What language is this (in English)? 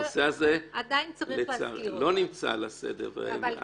Hebrew